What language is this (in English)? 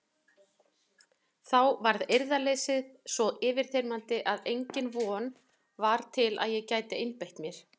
Icelandic